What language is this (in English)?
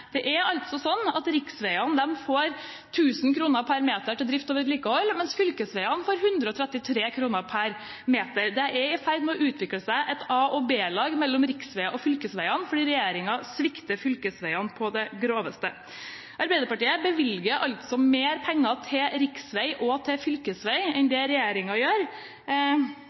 Norwegian Bokmål